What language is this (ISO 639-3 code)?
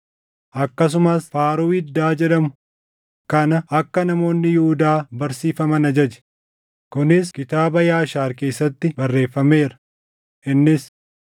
orm